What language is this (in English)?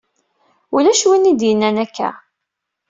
Kabyle